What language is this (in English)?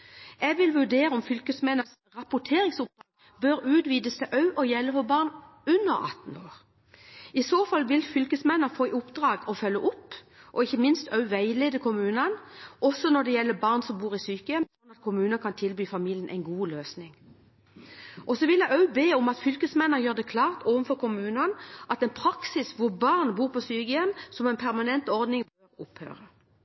Norwegian Bokmål